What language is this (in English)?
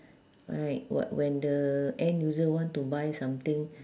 English